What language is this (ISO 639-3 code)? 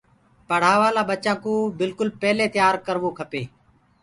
ggg